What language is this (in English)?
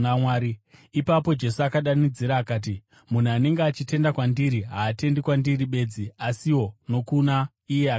Shona